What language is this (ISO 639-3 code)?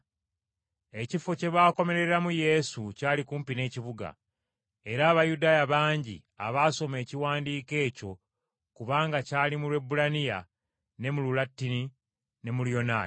lug